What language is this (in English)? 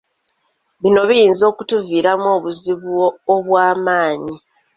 Ganda